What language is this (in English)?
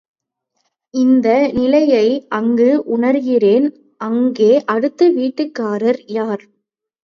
Tamil